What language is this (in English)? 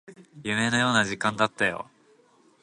Japanese